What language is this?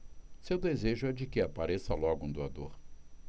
Portuguese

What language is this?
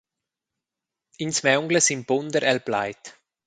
Romansh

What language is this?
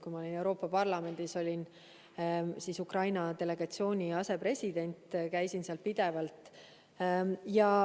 Estonian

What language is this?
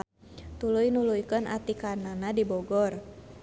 Sundanese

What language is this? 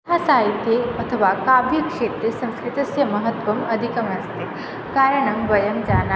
Sanskrit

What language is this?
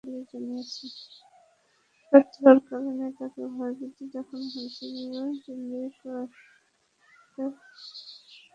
Bangla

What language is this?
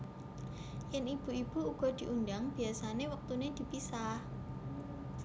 Javanese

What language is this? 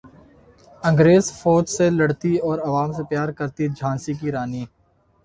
Urdu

